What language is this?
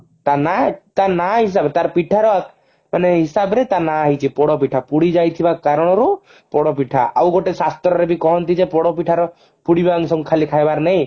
Odia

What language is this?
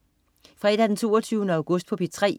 Danish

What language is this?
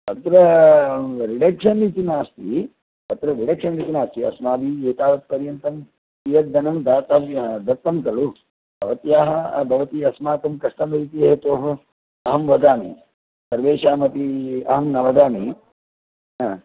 Sanskrit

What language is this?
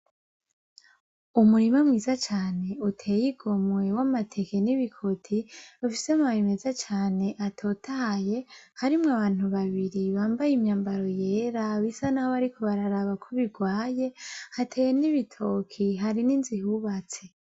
Rundi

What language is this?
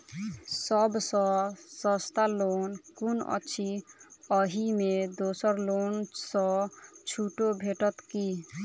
Maithili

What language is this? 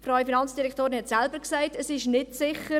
Swiss German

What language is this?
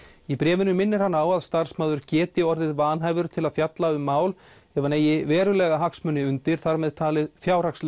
Icelandic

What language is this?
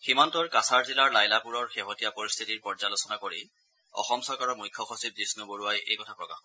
Assamese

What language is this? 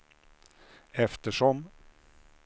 Swedish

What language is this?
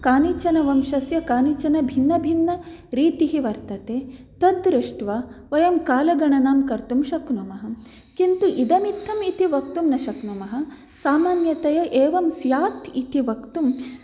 Sanskrit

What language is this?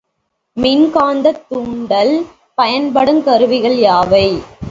Tamil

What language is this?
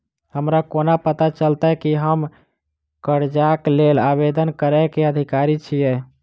Maithili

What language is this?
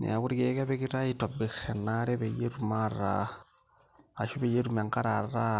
Masai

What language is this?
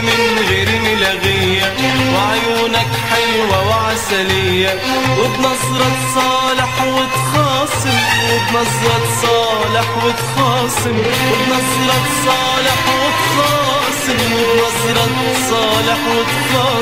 Arabic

